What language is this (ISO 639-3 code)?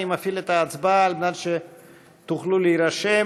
heb